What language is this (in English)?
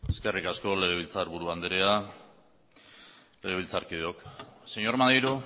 Basque